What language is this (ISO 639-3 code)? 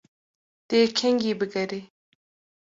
kur